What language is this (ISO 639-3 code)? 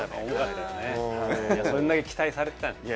jpn